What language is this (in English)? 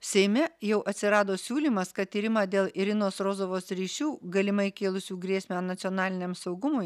Lithuanian